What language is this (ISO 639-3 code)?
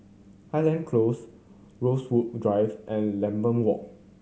eng